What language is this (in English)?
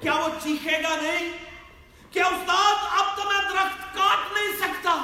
Urdu